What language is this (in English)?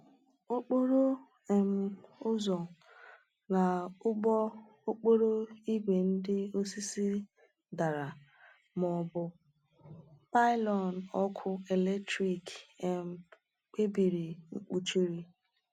Igbo